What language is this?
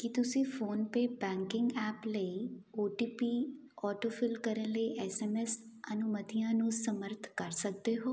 Punjabi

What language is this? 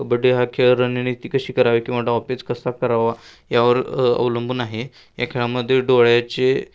Marathi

